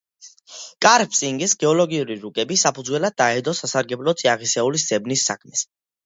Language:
Georgian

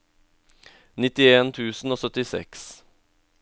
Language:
Norwegian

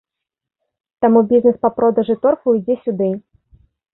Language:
Belarusian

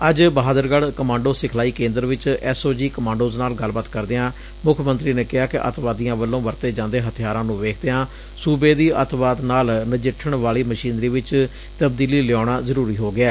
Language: Punjabi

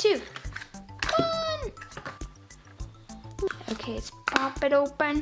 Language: English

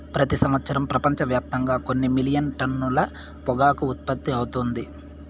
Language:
Telugu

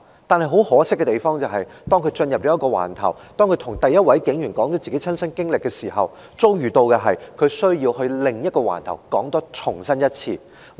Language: Cantonese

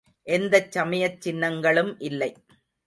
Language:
Tamil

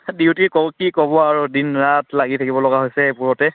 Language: Assamese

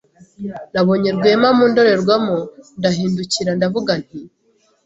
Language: Kinyarwanda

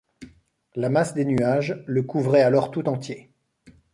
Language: French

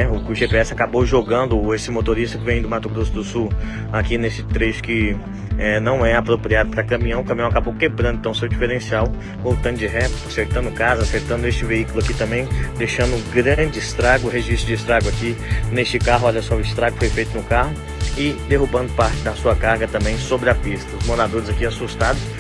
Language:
Portuguese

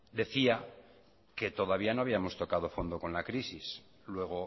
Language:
Spanish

